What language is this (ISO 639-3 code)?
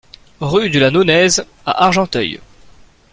fra